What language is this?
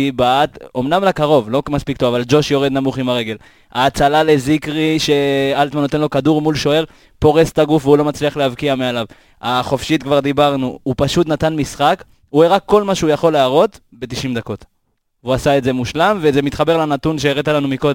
Hebrew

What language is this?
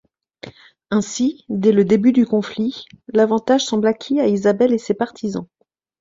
French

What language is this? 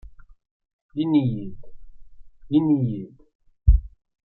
Kabyle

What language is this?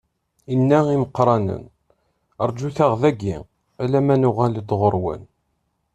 Kabyle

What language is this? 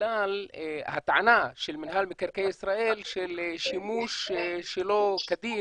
Hebrew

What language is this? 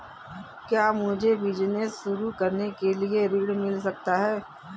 Hindi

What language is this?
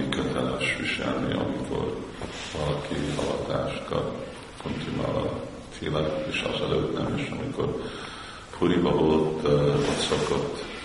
Hungarian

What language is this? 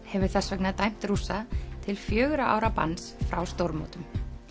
Icelandic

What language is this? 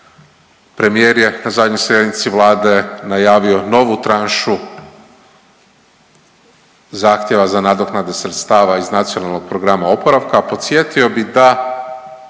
Croatian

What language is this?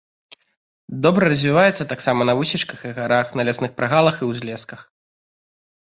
Belarusian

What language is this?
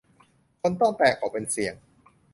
Thai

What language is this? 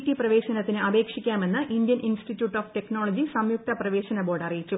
Malayalam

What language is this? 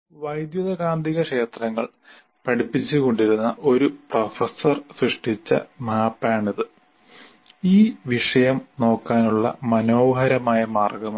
Malayalam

